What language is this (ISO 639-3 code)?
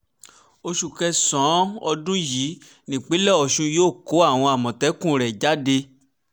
yor